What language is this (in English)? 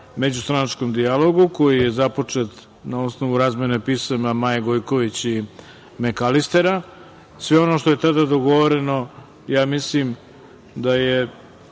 Serbian